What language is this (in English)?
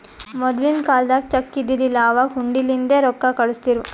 Kannada